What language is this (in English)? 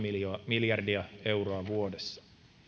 Finnish